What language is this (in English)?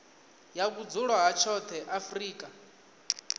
Venda